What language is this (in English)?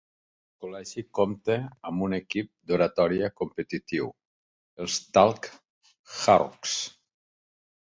Catalan